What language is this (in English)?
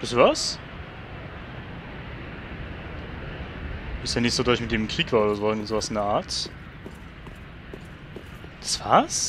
German